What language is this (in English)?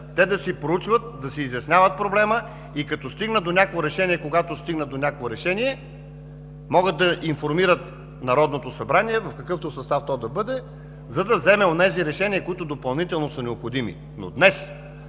Bulgarian